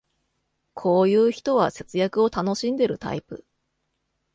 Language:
Japanese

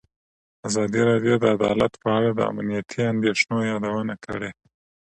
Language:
Pashto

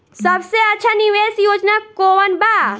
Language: Bhojpuri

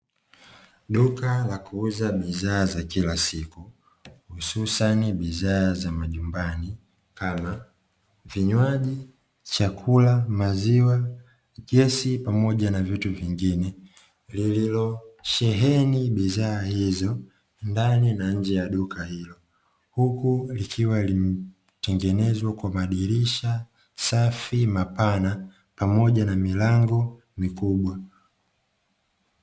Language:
Swahili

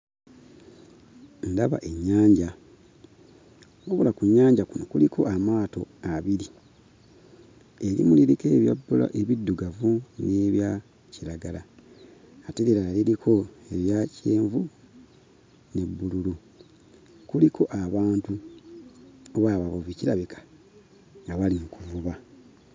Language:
Ganda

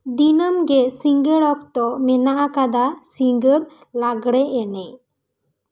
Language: Santali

